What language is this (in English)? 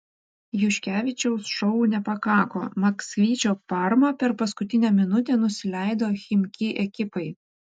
Lithuanian